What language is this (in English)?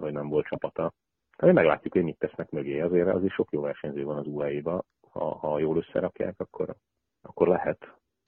Hungarian